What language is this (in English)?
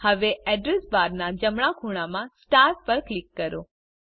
Gujarati